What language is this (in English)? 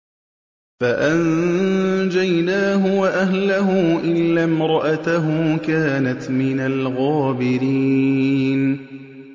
Arabic